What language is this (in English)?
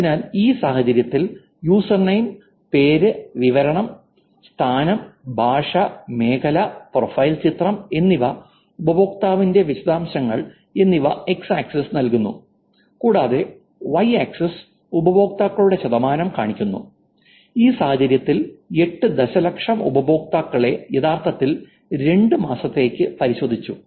Malayalam